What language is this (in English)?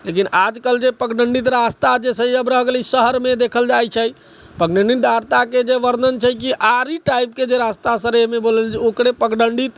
Maithili